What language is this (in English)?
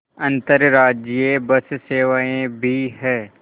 Hindi